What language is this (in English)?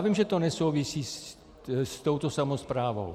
Czech